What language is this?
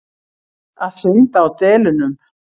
Icelandic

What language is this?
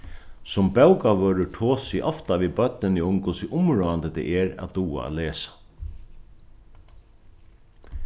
Faroese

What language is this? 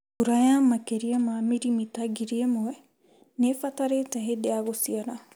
Kikuyu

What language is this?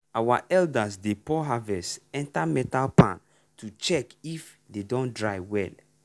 Nigerian Pidgin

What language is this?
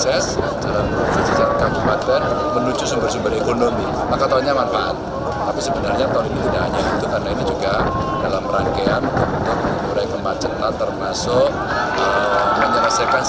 Indonesian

